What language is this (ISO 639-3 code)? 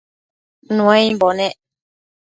mcf